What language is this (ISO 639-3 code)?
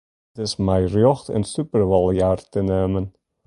fry